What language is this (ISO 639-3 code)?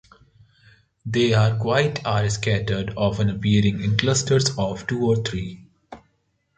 eng